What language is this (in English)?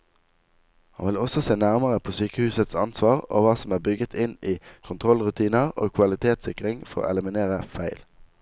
Norwegian